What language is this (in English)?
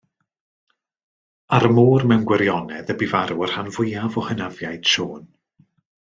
Welsh